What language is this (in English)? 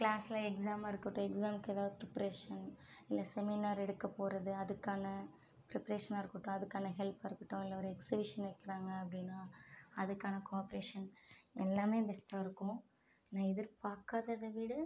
Tamil